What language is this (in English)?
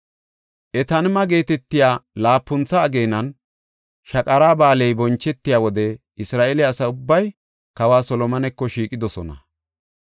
Gofa